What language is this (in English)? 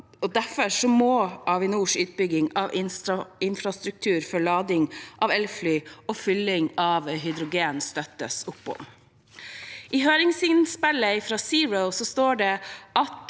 Norwegian